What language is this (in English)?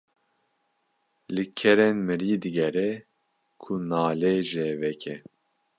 Kurdish